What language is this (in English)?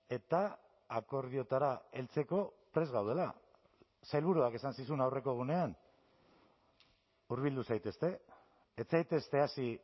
Basque